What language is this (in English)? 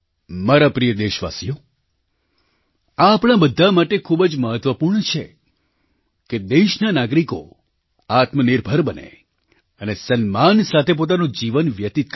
Gujarati